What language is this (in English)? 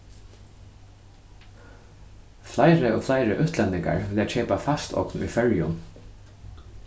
Faroese